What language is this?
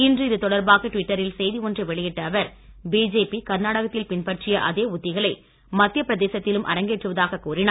Tamil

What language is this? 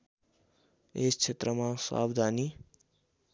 Nepali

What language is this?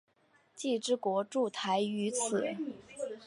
Chinese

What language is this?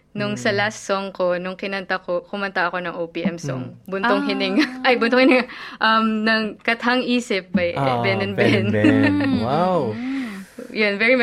Filipino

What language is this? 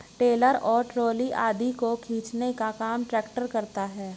Hindi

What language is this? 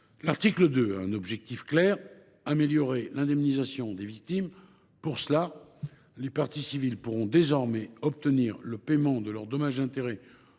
French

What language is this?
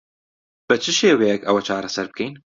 Central Kurdish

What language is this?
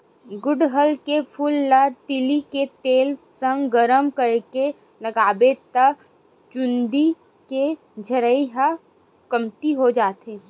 Chhattisgarhi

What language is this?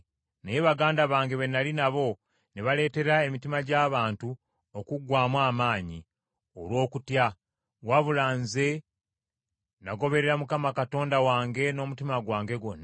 Ganda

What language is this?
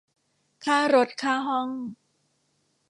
Thai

